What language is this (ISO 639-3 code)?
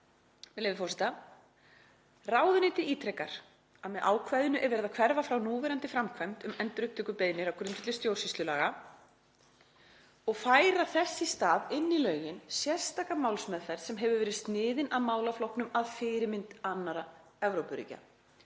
isl